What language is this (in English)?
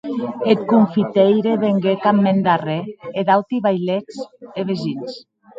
Occitan